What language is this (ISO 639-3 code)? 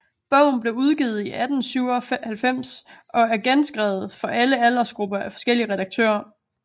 dan